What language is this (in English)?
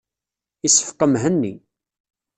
Kabyle